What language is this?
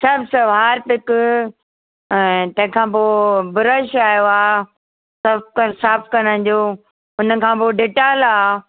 Sindhi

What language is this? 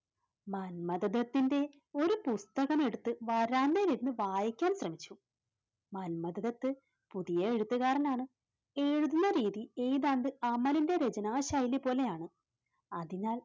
Malayalam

